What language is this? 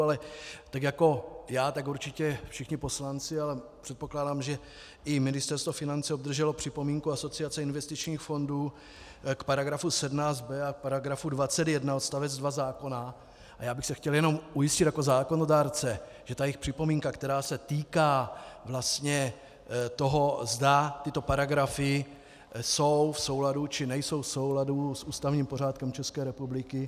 Czech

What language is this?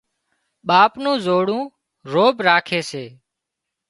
Wadiyara Koli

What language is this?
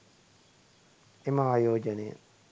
Sinhala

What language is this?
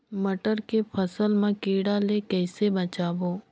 Chhattisgarhi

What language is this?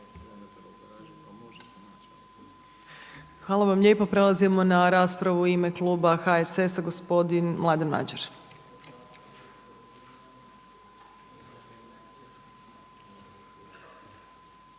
Croatian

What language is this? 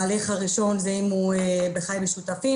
Hebrew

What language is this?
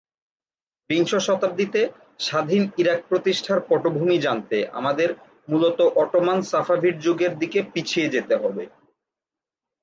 Bangla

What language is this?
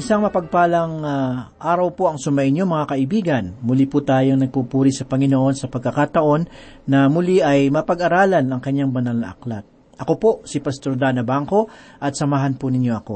Filipino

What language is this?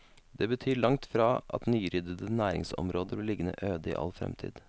Norwegian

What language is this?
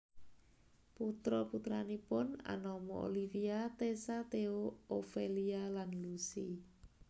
Javanese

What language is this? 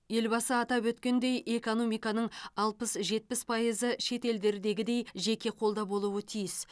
Kazakh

